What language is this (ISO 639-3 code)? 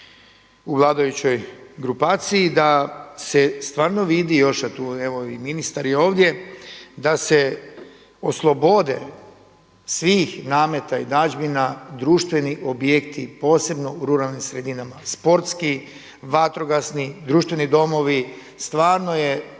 hrv